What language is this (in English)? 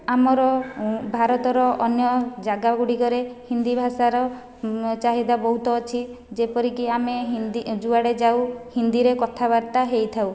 Odia